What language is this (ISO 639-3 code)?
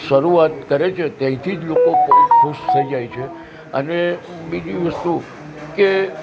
guj